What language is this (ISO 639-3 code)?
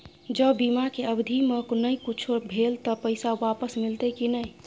mai